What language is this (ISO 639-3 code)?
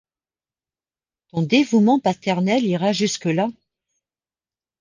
fra